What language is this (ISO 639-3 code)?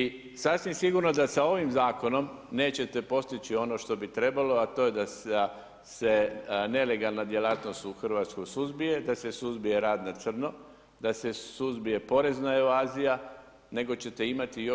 hrv